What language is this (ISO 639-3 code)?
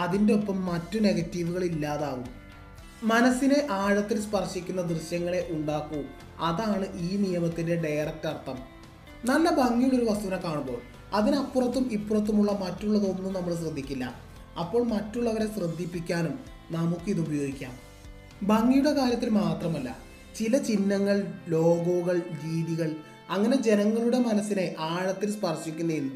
mal